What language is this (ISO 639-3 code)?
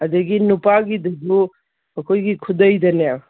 mni